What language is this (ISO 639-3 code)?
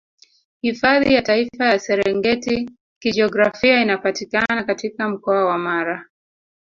swa